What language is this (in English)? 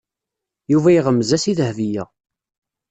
Kabyle